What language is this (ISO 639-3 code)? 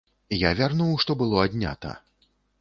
bel